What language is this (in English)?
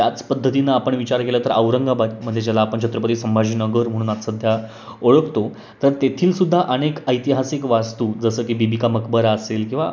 Marathi